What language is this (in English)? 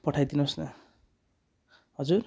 Nepali